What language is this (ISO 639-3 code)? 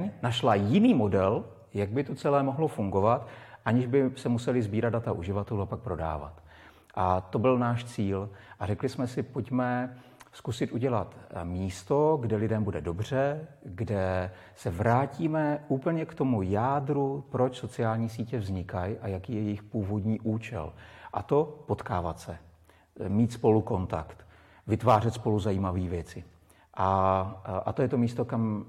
ces